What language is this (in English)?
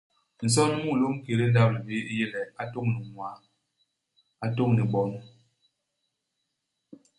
Basaa